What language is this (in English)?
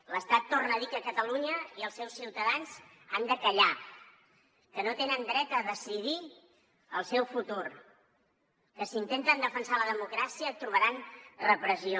Catalan